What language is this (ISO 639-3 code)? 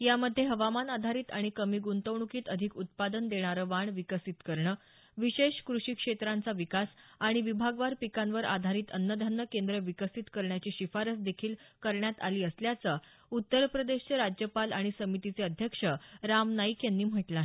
mar